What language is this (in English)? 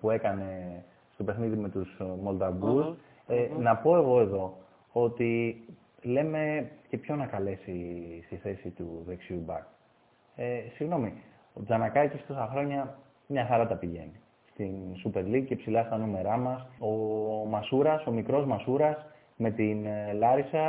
Greek